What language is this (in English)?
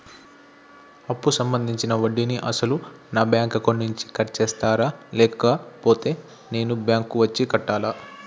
Telugu